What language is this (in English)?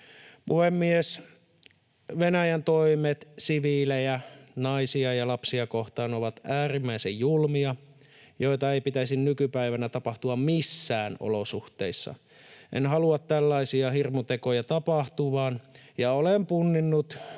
Finnish